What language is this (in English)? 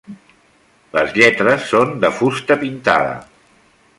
Catalan